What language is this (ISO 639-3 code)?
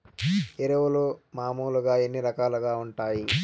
tel